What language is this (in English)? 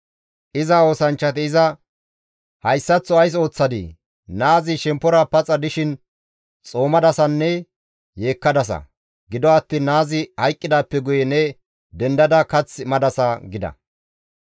Gamo